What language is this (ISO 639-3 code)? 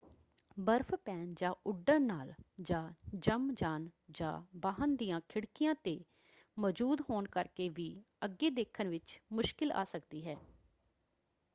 pan